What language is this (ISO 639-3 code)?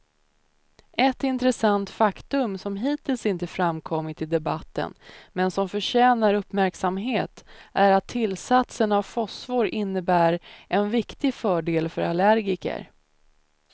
swe